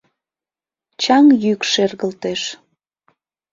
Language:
Mari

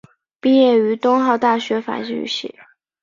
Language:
Chinese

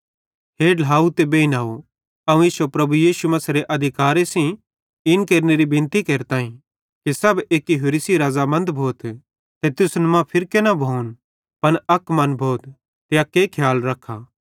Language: Bhadrawahi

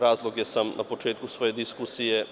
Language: Serbian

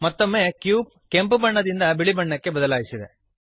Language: Kannada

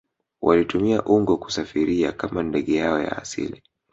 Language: Swahili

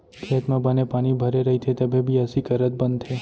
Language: Chhattisgarhi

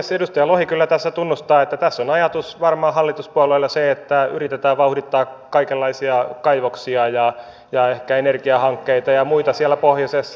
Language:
Finnish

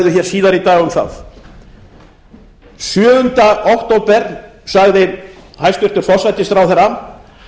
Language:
Icelandic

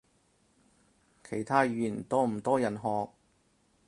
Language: Cantonese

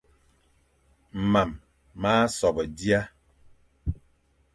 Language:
Fang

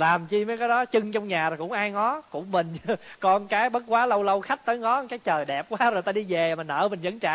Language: Vietnamese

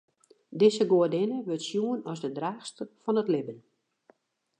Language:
Western Frisian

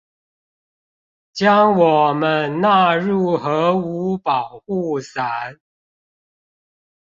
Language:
Chinese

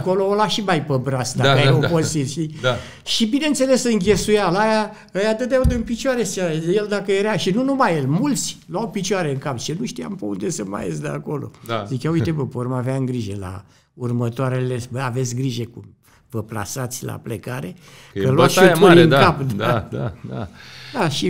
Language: Romanian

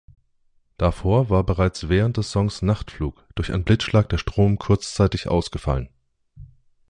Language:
German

